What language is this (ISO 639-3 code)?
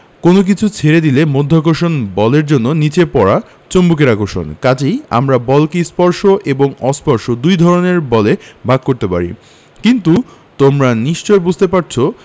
ben